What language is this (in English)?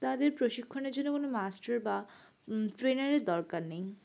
Bangla